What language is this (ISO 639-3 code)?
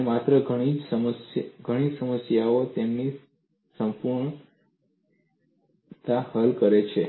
guj